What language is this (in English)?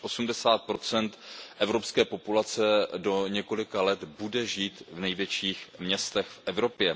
Czech